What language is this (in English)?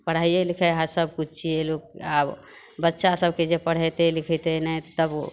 Maithili